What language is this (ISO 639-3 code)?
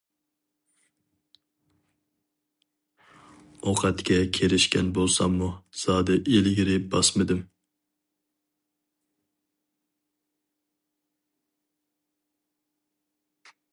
uig